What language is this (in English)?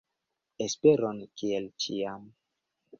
Esperanto